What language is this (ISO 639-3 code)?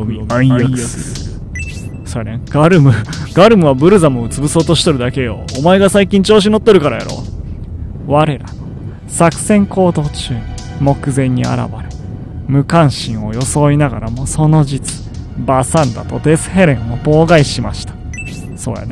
jpn